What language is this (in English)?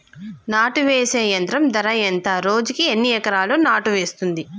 Telugu